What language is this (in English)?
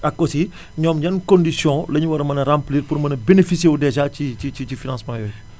Wolof